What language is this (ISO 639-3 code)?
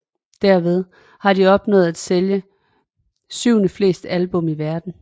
dan